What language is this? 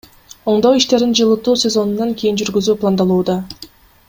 Kyrgyz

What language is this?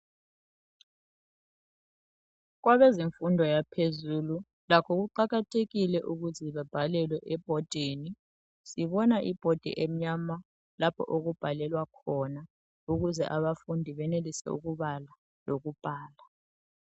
North Ndebele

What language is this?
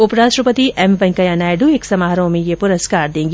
Hindi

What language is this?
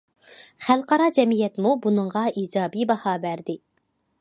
Uyghur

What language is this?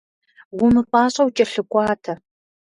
Kabardian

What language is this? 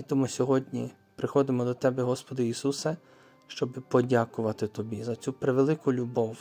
Ukrainian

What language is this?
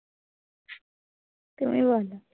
Bangla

